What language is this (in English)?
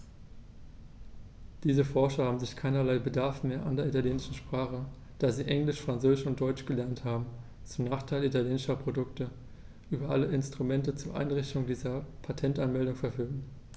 German